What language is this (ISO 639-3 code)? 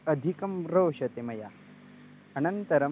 san